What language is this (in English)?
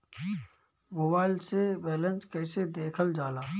Bhojpuri